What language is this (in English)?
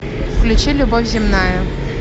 Russian